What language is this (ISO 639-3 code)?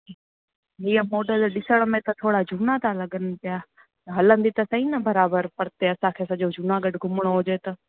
snd